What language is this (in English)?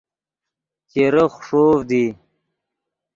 Yidgha